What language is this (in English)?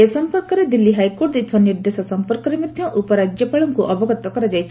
Odia